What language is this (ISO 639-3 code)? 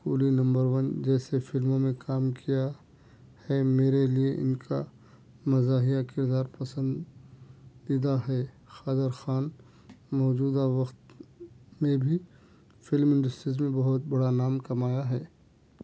urd